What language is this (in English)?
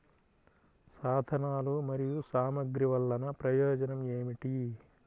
Telugu